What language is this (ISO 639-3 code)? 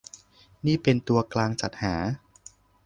tha